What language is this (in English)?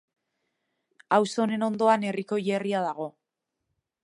Basque